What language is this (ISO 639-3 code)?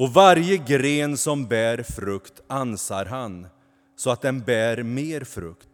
swe